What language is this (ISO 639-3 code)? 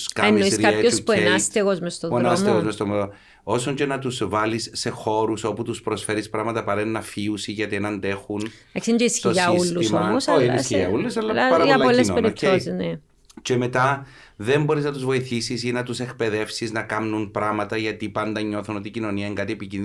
ell